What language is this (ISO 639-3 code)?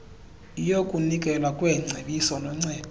xho